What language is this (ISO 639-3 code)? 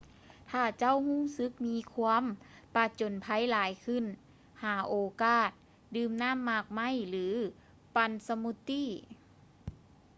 lao